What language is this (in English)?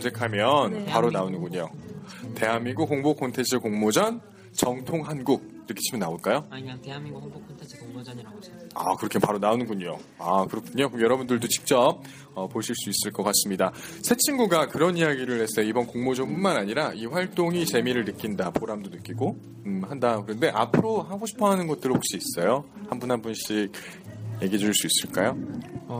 Korean